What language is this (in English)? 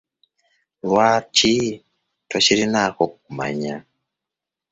Ganda